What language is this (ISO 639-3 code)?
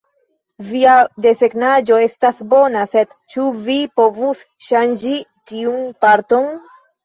epo